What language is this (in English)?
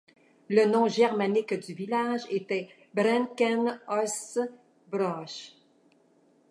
French